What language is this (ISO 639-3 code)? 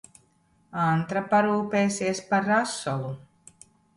lav